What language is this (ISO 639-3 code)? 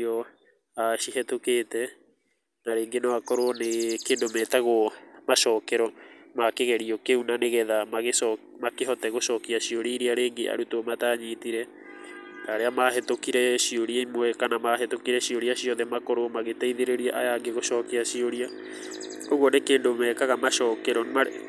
kik